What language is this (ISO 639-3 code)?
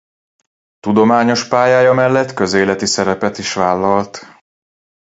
hun